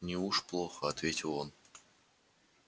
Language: Russian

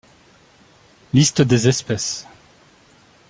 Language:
French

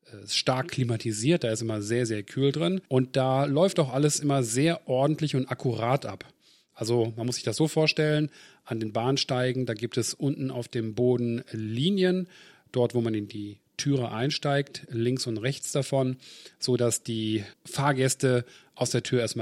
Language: German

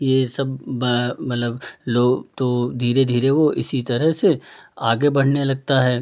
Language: Hindi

